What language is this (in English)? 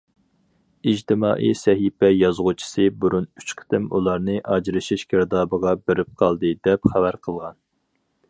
Uyghur